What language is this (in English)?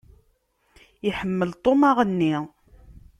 Kabyle